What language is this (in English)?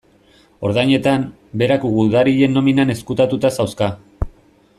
Basque